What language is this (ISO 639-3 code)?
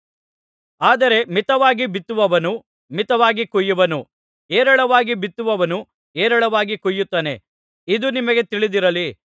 kan